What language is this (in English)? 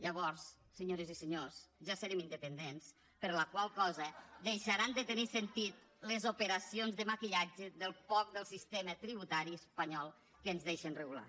Catalan